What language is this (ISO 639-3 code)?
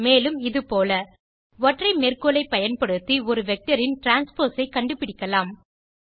tam